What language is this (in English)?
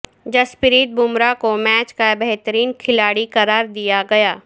Urdu